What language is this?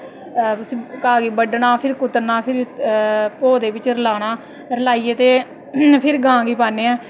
Dogri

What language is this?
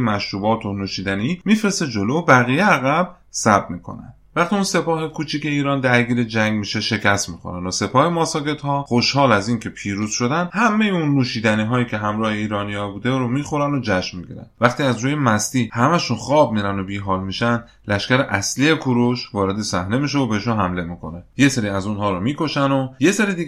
Persian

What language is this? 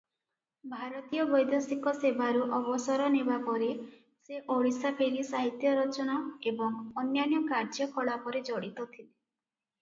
Odia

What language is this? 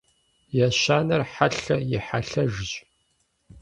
Kabardian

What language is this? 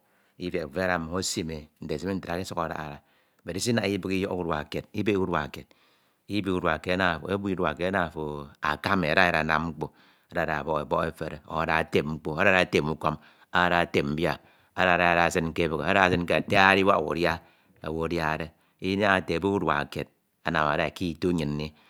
Ito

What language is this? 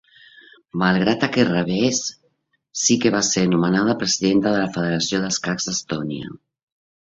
Catalan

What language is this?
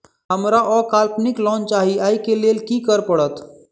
Maithili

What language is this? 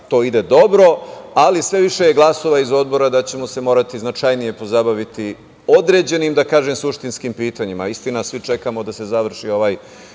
Serbian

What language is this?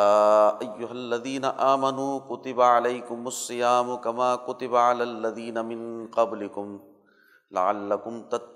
Urdu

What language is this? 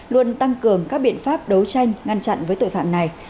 Vietnamese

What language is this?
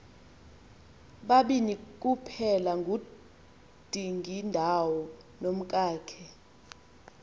Xhosa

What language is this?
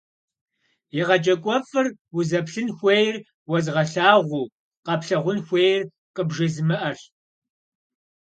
Kabardian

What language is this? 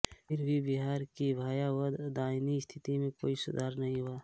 Hindi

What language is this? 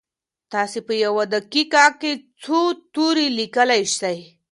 Pashto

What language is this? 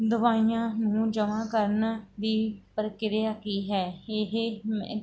Punjabi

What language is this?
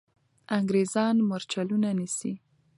Pashto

